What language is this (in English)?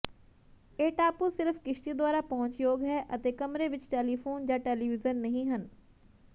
Punjabi